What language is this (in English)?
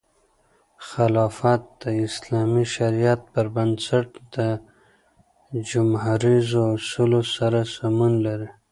Pashto